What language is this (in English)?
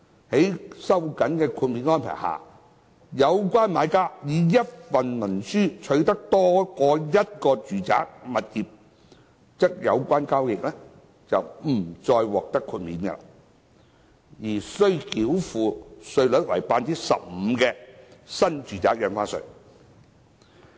Cantonese